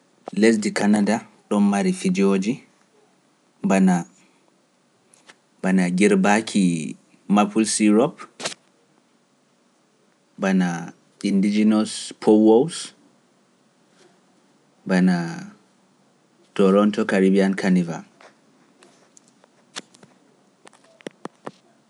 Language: Pular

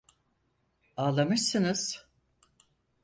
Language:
Turkish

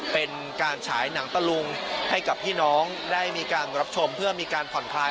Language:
Thai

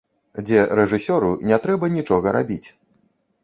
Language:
Belarusian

